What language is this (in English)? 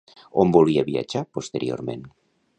Catalan